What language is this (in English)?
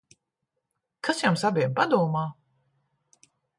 Latvian